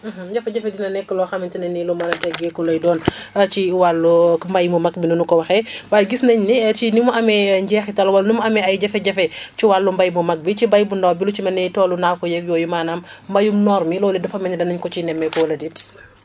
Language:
Wolof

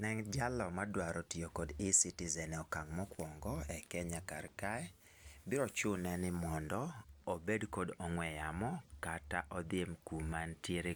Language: Luo (Kenya and Tanzania)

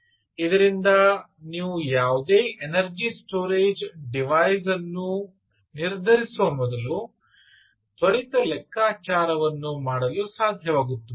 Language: Kannada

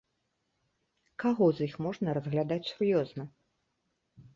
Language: Belarusian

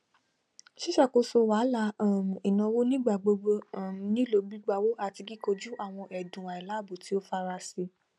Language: Yoruba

